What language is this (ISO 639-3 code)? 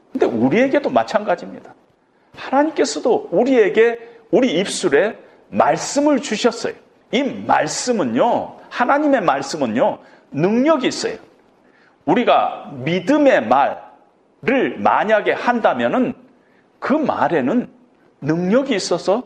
kor